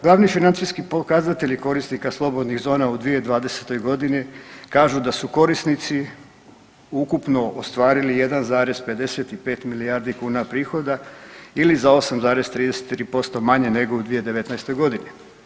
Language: Croatian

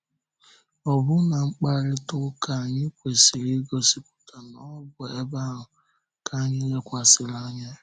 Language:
Igbo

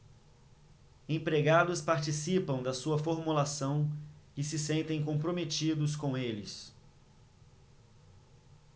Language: Portuguese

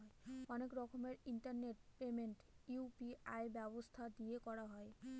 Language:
Bangla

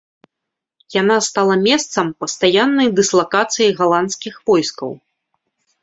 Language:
Belarusian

